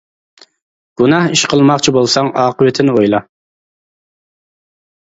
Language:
Uyghur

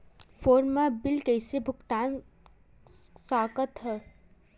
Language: Chhattisgarhi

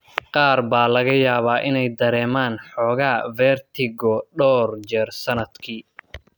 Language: Somali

